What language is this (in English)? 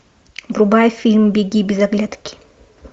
Russian